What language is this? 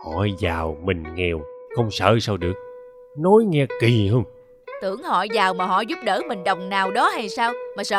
Vietnamese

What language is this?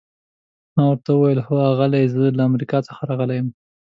Pashto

